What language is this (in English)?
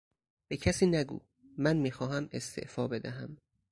Persian